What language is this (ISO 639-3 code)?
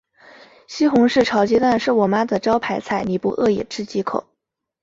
zho